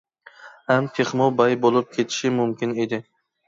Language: Uyghur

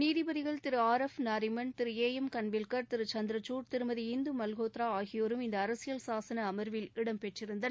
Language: Tamil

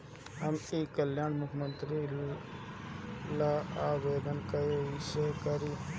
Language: Bhojpuri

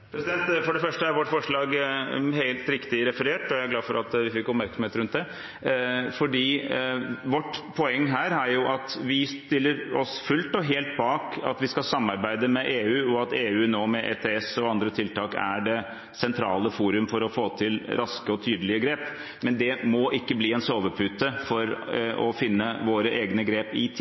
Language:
Norwegian Bokmål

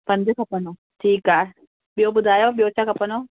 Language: Sindhi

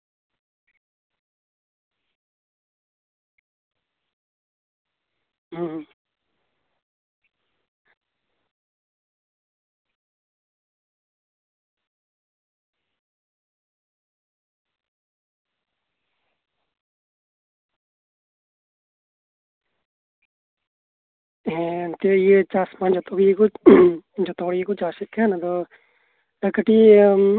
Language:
Santali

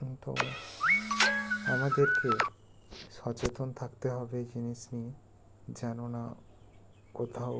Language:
Bangla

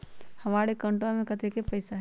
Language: Magahi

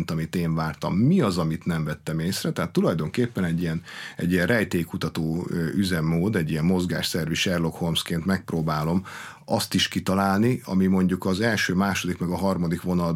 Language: Hungarian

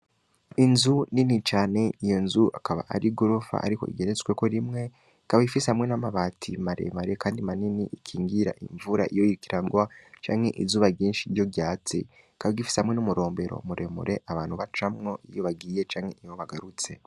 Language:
Rundi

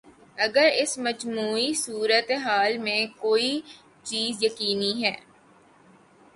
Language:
Urdu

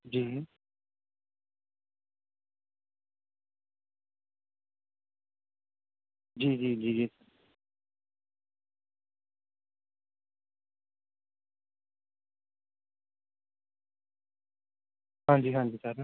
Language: Urdu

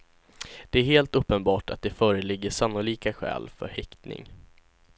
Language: Swedish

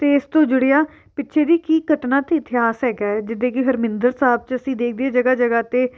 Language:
Punjabi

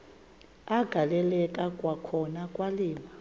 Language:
Xhosa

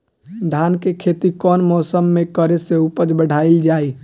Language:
Bhojpuri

